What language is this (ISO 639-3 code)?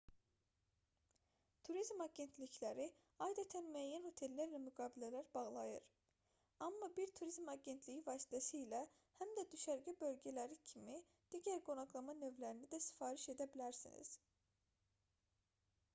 aze